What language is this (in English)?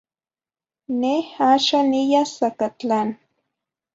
Zacatlán-Ahuacatlán-Tepetzintla Nahuatl